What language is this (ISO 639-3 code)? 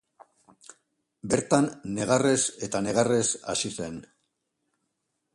eus